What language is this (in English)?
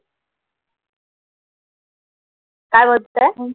Marathi